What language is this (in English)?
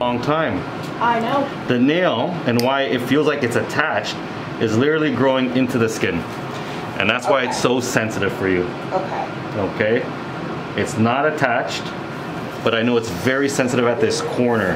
English